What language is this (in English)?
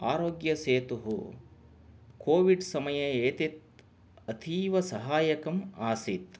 Sanskrit